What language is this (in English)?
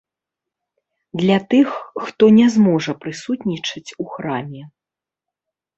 Belarusian